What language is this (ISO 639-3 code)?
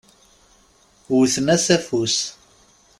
kab